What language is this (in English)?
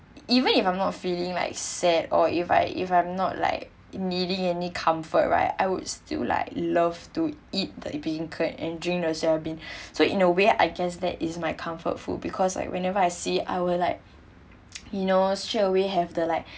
English